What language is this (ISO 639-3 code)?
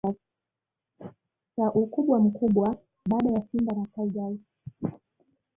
swa